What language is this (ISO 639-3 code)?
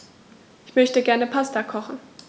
deu